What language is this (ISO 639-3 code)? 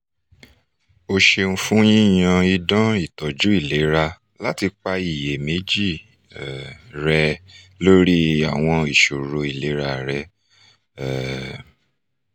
yor